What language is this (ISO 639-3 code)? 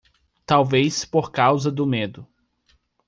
por